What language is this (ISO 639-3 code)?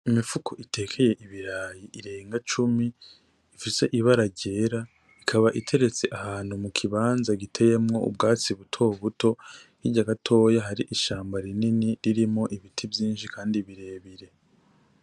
run